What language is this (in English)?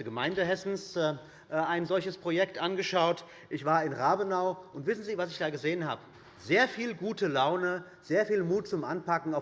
German